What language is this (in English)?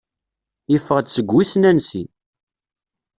Kabyle